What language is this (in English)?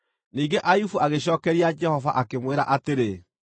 Kikuyu